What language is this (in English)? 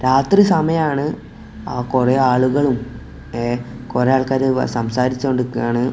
Malayalam